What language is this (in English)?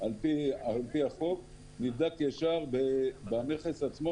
Hebrew